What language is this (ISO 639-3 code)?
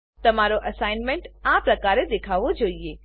guj